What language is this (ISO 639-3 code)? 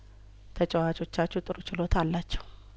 amh